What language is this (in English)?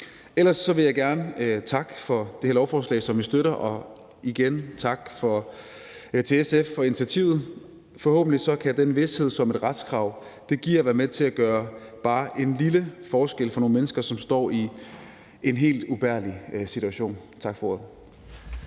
Danish